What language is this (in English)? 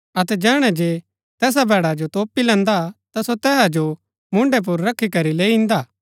Gaddi